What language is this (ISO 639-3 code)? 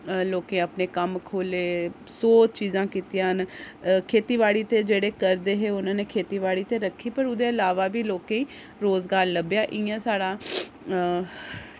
doi